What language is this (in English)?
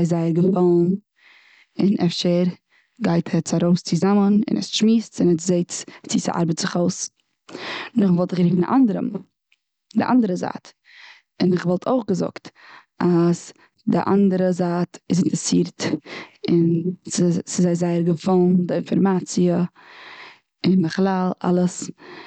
Yiddish